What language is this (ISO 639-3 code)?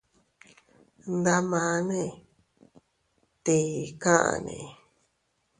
cut